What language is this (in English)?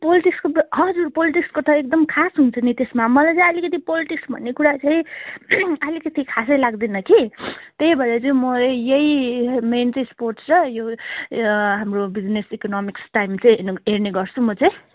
Nepali